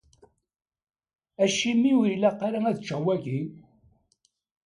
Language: Kabyle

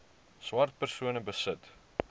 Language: Afrikaans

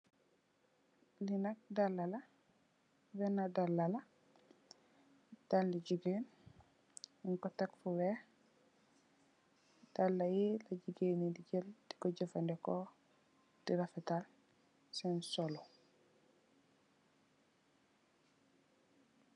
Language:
Wolof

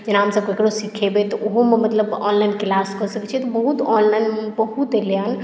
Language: Maithili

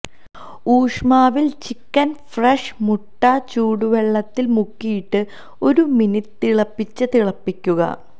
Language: Malayalam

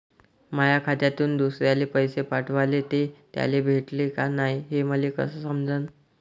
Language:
Marathi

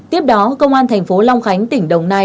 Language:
Vietnamese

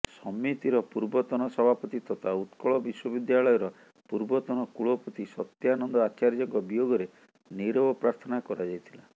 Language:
Odia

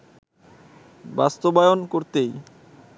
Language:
Bangla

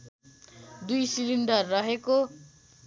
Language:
Nepali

